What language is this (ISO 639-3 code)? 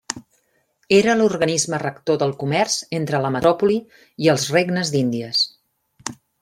cat